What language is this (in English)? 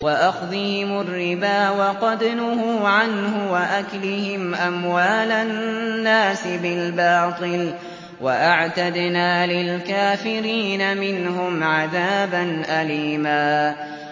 Arabic